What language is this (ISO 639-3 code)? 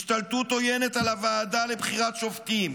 heb